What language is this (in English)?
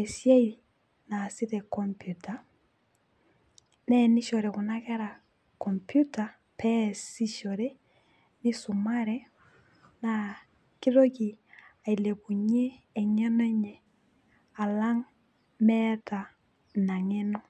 Masai